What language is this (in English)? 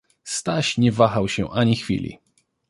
Polish